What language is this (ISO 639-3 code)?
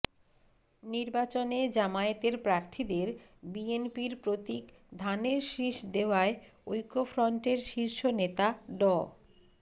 ben